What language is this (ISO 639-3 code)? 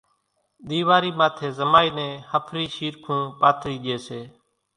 gjk